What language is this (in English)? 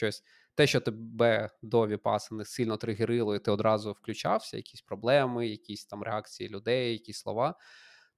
Ukrainian